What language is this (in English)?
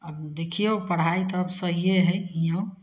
Maithili